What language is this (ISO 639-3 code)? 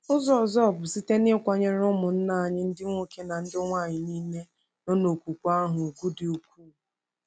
ibo